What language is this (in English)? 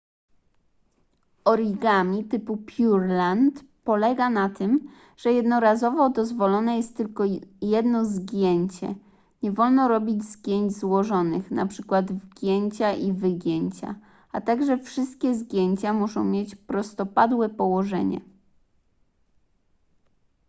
Polish